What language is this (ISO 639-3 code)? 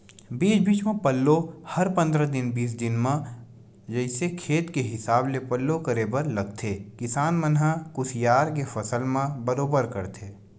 hne